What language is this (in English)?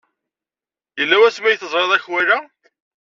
Kabyle